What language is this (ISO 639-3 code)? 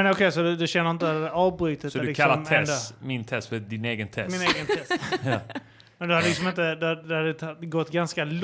swe